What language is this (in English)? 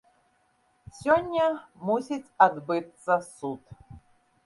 Belarusian